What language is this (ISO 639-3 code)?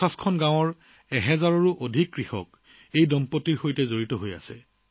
asm